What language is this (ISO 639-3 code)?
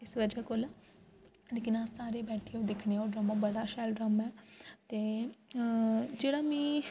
doi